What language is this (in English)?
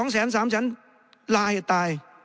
Thai